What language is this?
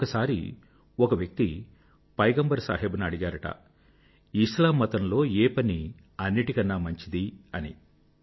Telugu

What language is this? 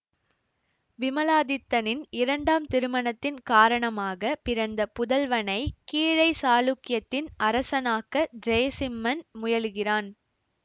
Tamil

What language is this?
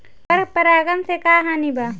Bhojpuri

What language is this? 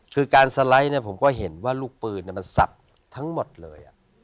Thai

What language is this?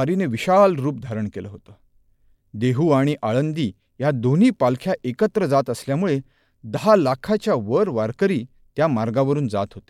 Marathi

